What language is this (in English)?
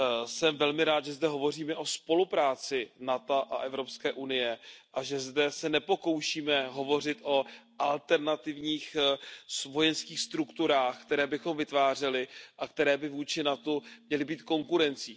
Czech